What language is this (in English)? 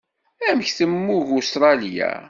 Kabyle